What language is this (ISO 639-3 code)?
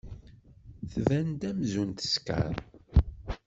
kab